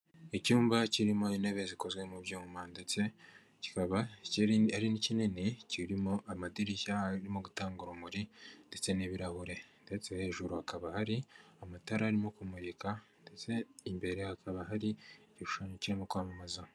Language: Kinyarwanda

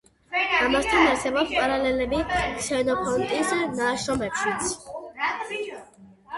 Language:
Georgian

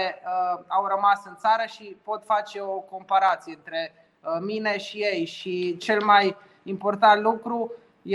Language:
Romanian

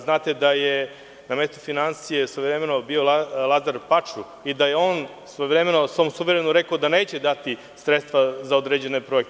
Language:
Serbian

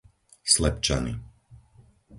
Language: Slovak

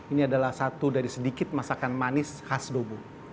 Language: Indonesian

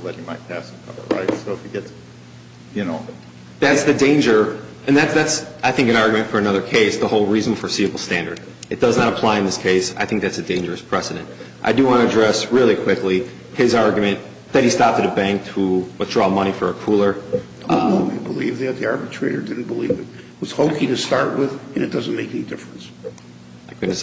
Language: English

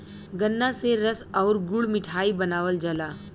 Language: Bhojpuri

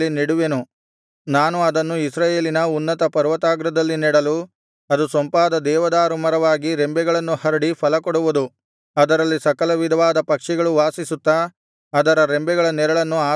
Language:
Kannada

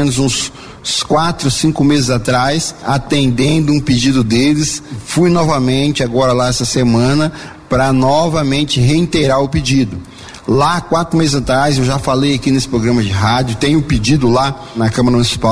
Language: Portuguese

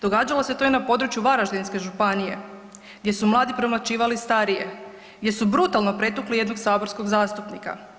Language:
Croatian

